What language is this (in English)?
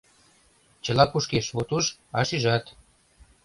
Mari